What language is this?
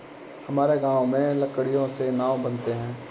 Hindi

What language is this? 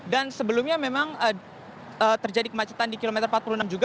Indonesian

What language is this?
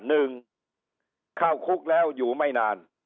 Thai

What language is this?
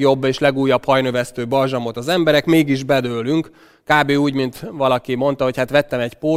Hungarian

